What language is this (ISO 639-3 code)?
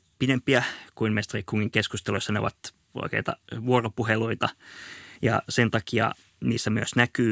fin